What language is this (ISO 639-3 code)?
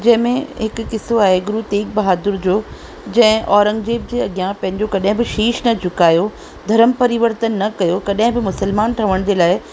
snd